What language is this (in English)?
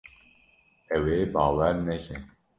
Kurdish